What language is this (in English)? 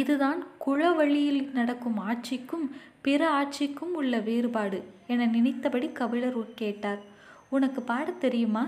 Tamil